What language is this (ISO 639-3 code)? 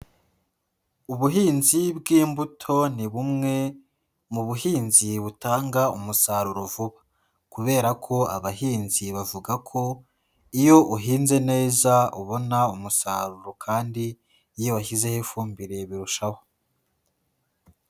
kin